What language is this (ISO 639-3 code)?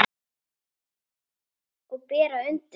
isl